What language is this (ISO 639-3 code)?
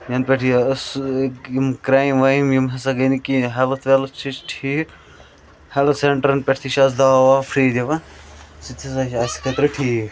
kas